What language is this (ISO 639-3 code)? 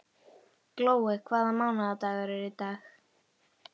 isl